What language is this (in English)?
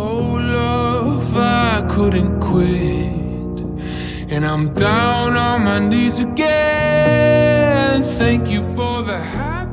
Indonesian